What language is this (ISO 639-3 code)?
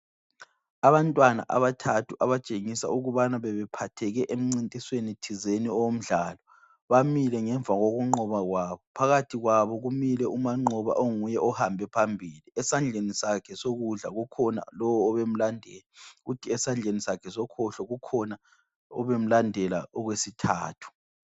nde